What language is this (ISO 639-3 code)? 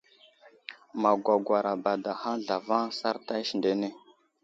udl